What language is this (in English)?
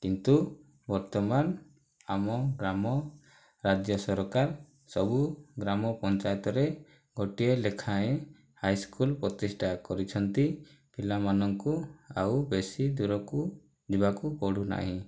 Odia